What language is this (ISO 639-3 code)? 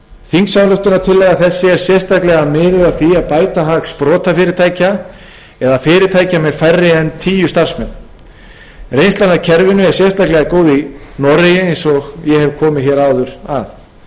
isl